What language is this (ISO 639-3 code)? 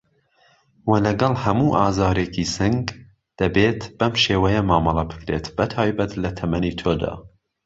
ckb